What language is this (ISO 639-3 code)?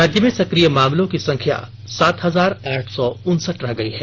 hin